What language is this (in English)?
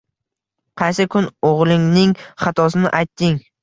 Uzbek